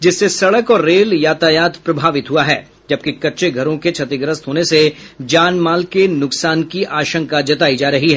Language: Hindi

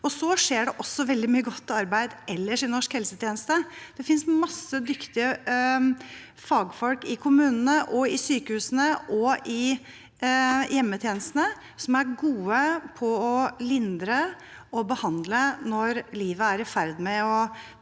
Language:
Norwegian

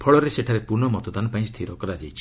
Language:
Odia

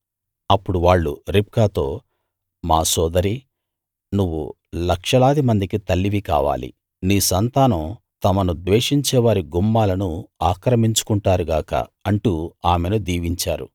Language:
Telugu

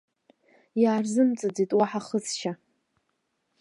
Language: Abkhazian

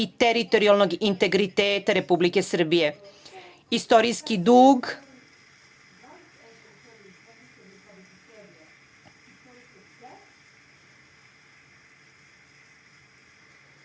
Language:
Serbian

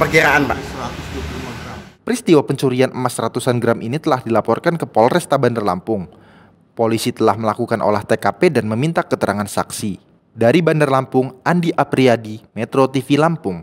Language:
Indonesian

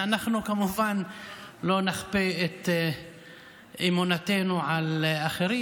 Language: Hebrew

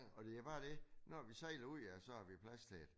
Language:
Danish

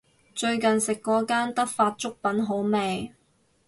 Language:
Cantonese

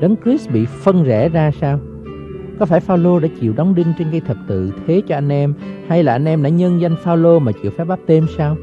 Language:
Vietnamese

